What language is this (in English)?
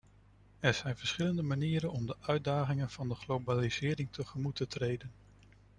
Dutch